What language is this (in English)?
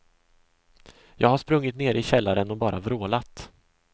Swedish